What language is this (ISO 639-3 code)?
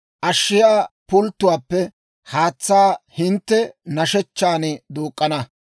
dwr